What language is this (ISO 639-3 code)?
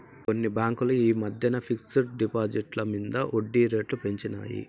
tel